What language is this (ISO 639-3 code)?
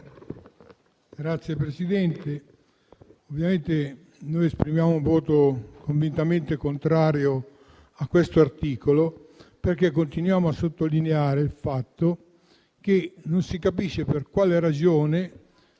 ita